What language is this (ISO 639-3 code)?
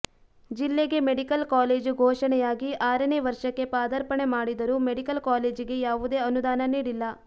kan